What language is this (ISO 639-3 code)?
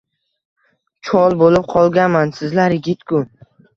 uzb